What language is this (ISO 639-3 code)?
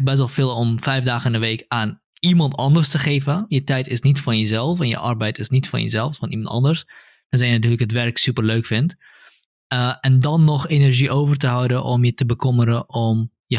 nld